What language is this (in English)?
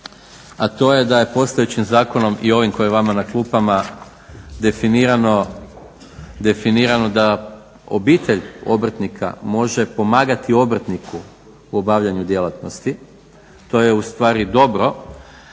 Croatian